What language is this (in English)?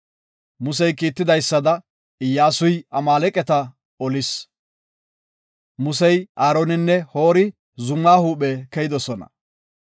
Gofa